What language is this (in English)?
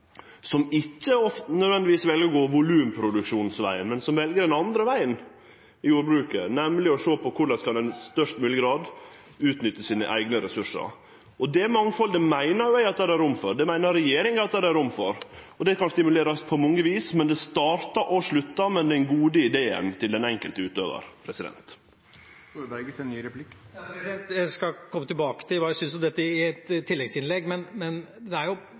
Norwegian